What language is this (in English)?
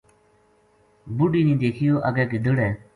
Gujari